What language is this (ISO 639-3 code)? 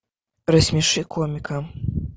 rus